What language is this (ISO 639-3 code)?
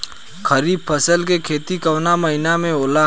bho